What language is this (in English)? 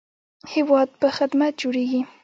Pashto